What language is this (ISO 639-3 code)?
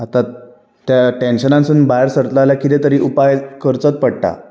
kok